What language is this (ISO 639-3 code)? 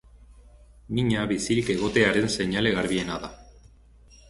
eus